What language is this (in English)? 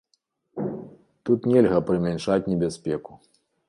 Belarusian